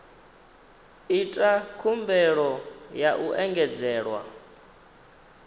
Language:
Venda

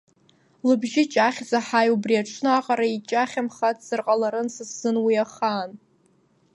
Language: Abkhazian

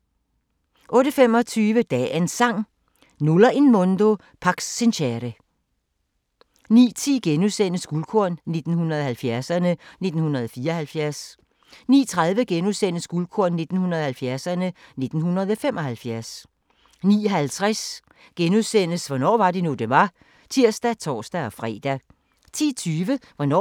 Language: Danish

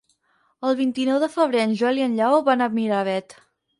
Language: Catalan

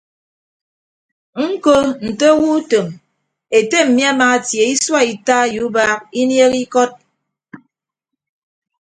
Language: Ibibio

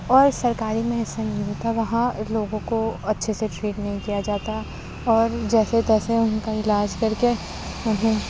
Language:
Urdu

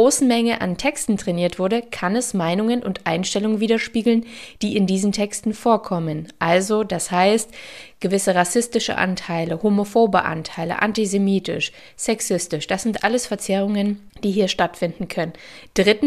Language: German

